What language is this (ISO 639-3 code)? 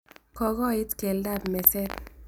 kln